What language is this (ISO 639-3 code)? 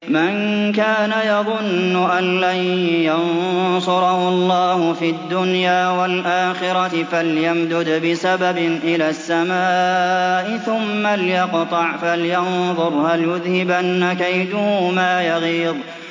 ara